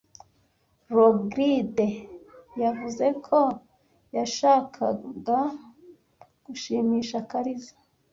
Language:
Kinyarwanda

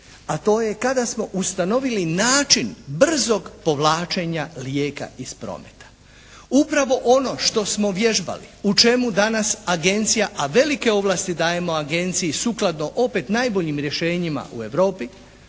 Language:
Croatian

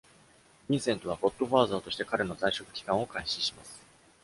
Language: Japanese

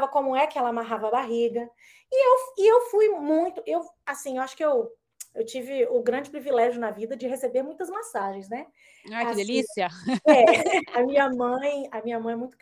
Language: Portuguese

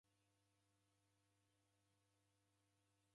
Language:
Taita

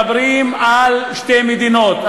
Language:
Hebrew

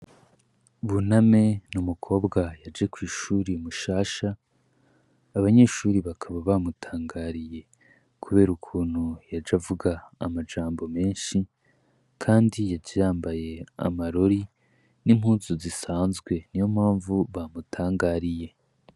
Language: Rundi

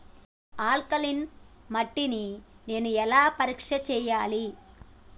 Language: Telugu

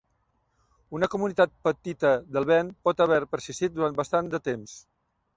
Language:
Catalan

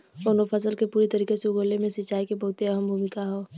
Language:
Bhojpuri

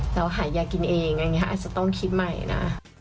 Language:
Thai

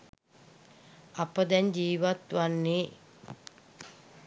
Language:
Sinhala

